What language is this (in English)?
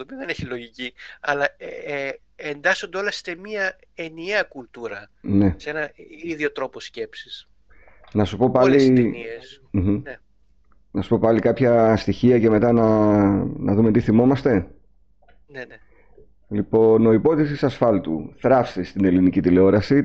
Greek